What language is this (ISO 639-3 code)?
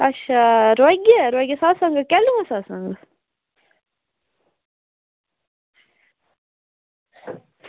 doi